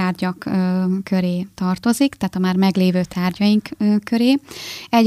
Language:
Hungarian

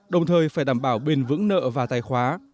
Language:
Vietnamese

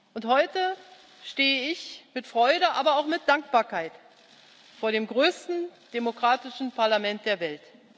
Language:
German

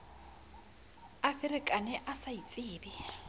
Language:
Southern Sotho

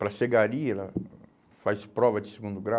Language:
Portuguese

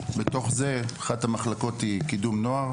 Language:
Hebrew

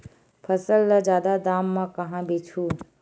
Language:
Chhattisgarhi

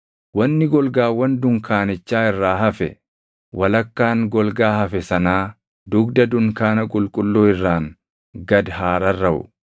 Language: Oromo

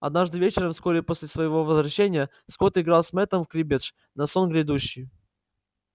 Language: Russian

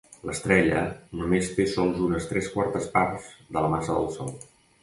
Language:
Catalan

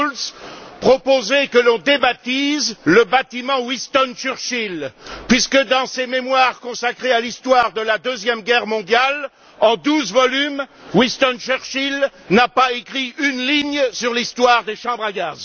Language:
French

